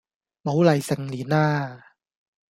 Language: Cantonese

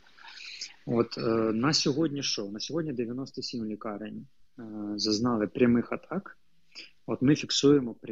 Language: Ukrainian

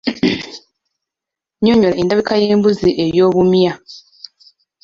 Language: Ganda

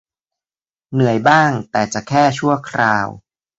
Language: Thai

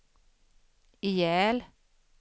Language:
Swedish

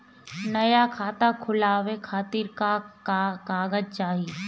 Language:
Bhojpuri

